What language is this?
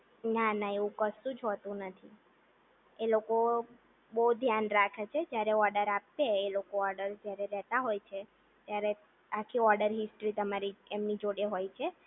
Gujarati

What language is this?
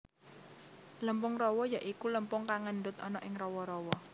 Javanese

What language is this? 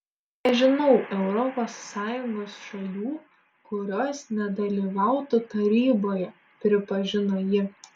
Lithuanian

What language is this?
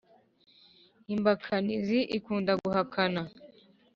Kinyarwanda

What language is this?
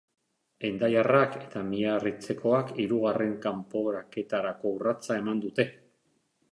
Basque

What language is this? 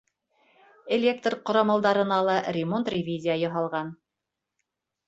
Bashkir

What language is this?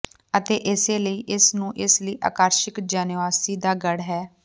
Punjabi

